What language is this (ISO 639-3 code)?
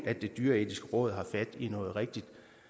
dan